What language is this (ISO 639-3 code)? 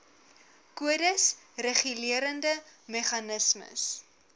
afr